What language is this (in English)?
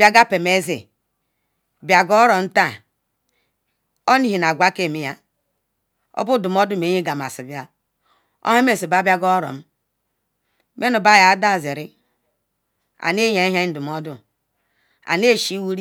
Ikwere